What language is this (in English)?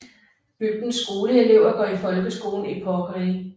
Danish